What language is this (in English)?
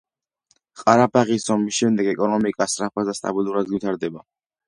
Georgian